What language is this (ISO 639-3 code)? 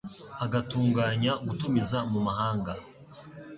kin